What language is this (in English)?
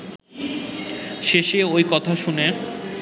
Bangla